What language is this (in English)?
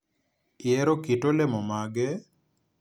Luo (Kenya and Tanzania)